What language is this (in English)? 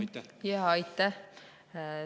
Estonian